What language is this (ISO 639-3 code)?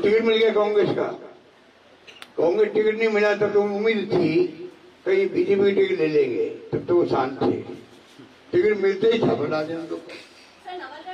hin